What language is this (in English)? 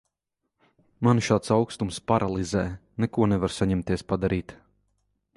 Latvian